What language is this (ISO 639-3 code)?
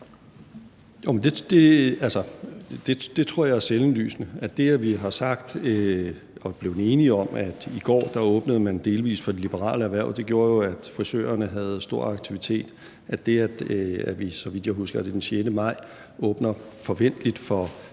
dan